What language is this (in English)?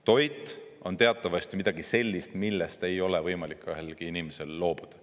Estonian